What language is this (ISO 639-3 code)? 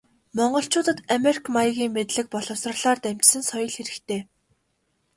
mon